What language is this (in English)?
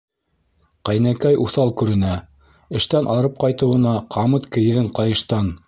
Bashkir